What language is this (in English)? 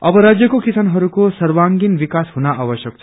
Nepali